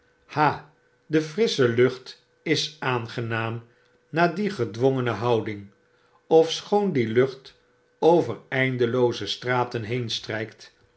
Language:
Dutch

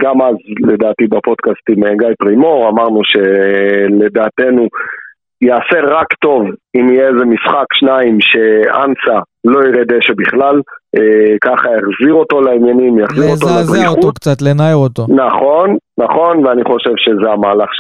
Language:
Hebrew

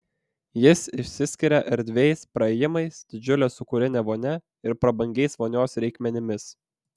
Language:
Lithuanian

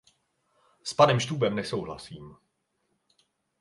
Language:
Czech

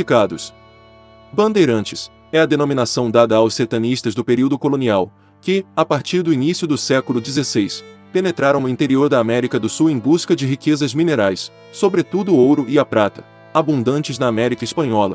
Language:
Portuguese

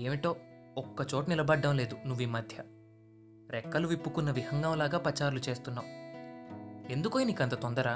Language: Telugu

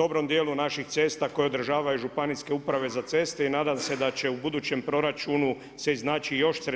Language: Croatian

